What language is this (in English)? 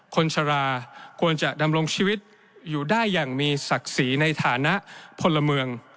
Thai